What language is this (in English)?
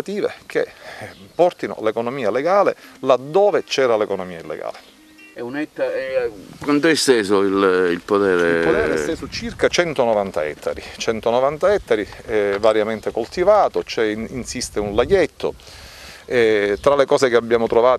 Italian